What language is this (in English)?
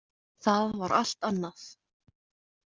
Icelandic